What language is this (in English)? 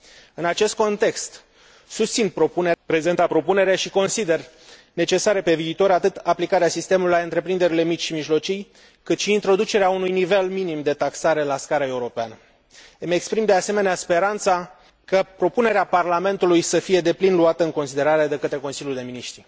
Romanian